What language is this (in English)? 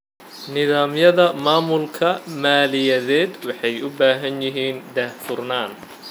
Somali